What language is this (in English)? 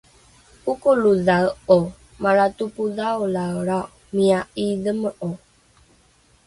Rukai